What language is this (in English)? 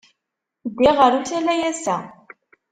Kabyle